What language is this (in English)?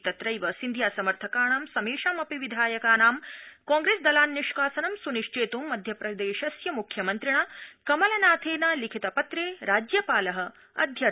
Sanskrit